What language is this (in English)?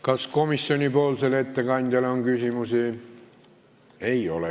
Estonian